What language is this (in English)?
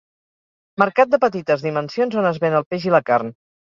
Catalan